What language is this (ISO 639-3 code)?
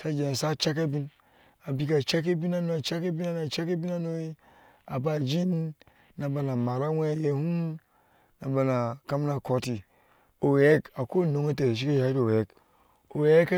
ahs